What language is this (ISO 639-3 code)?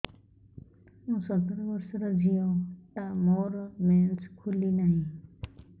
ori